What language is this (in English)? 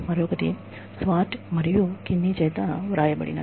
Telugu